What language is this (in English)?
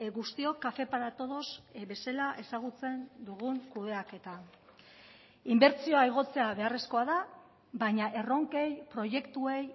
Basque